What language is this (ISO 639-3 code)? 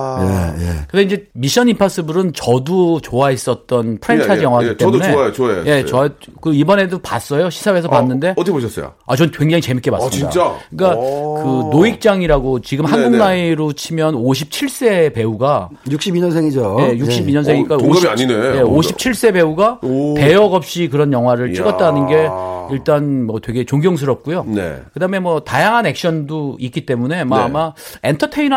kor